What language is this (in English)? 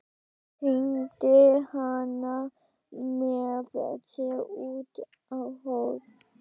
Icelandic